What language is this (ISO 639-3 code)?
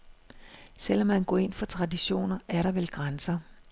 dan